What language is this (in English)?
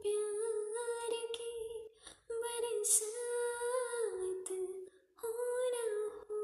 Hindi